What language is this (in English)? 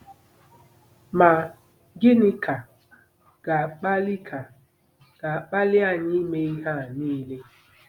Igbo